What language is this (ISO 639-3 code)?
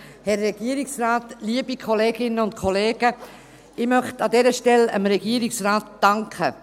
gsw